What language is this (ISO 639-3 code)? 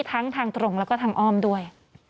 tha